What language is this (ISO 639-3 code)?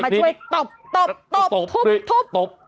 tha